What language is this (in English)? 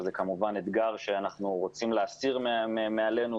Hebrew